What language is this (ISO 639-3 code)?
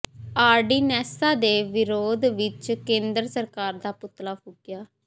pan